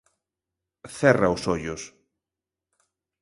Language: Galician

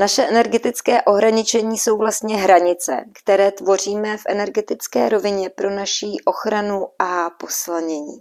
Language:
Czech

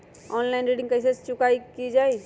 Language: Magahi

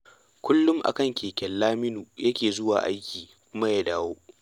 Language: Hausa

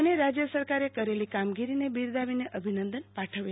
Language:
Gujarati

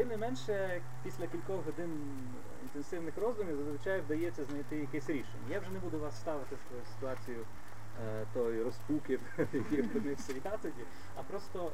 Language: Ukrainian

